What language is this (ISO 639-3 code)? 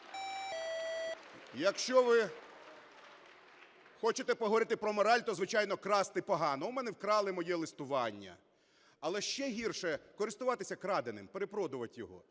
ukr